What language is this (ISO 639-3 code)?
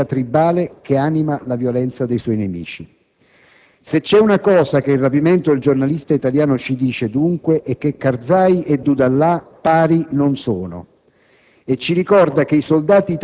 ita